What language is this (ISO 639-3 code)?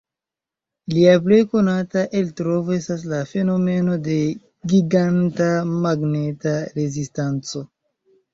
epo